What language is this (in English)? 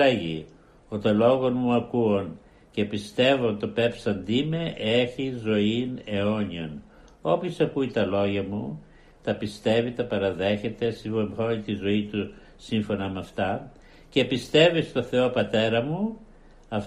Greek